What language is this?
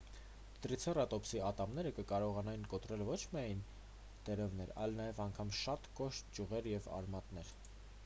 Armenian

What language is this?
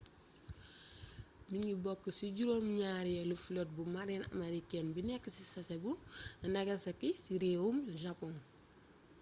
Wolof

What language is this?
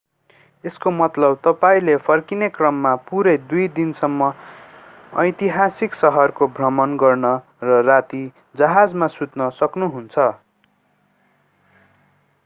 Nepali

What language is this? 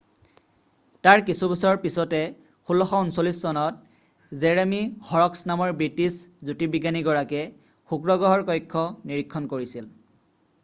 Assamese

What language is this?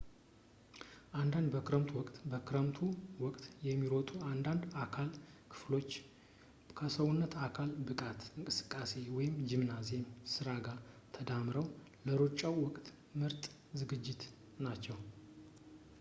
Amharic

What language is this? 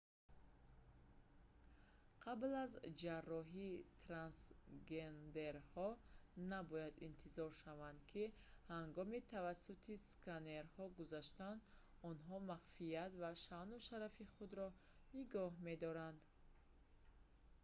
Tajik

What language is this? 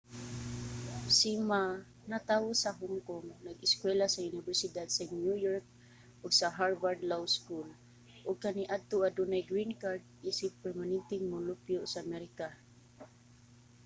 Cebuano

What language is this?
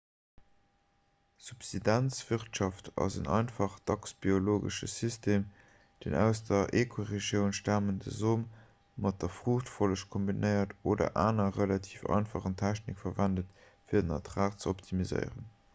Luxembourgish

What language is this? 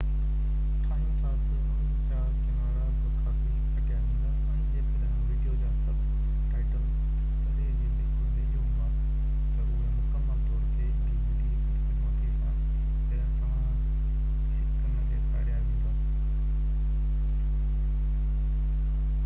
Sindhi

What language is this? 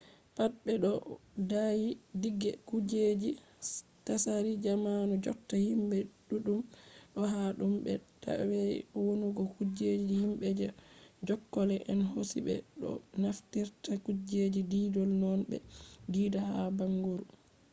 Fula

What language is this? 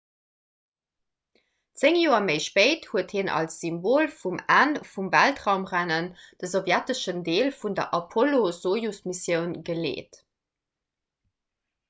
Luxembourgish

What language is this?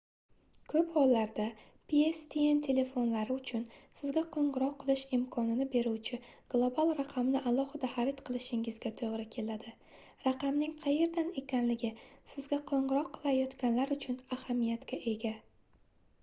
Uzbek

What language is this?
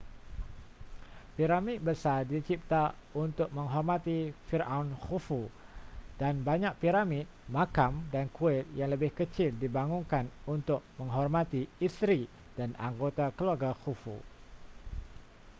Malay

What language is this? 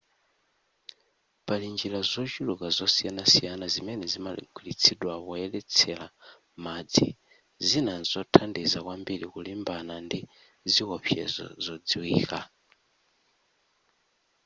Nyanja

